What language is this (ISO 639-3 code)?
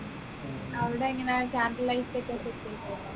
mal